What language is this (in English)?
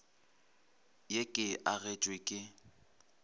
Northern Sotho